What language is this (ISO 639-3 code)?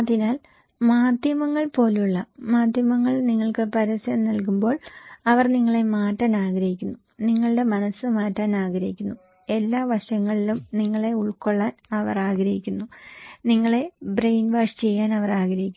mal